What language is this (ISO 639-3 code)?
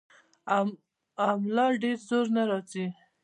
pus